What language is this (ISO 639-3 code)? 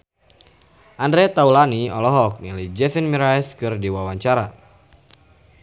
sun